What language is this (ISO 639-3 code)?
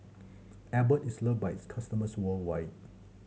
eng